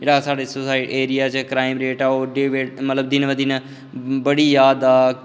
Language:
Dogri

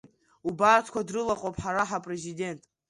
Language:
Abkhazian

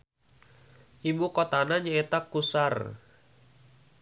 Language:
Sundanese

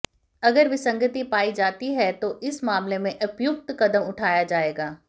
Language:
Hindi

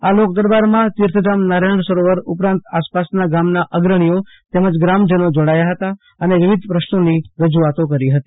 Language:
Gujarati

